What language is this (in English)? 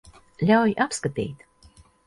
Latvian